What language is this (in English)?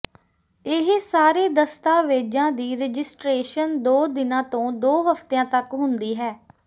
Punjabi